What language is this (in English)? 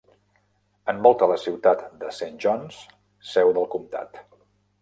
Catalan